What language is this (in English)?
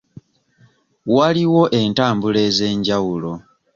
Ganda